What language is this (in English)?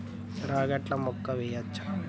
Telugu